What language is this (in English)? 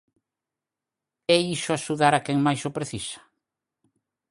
Galician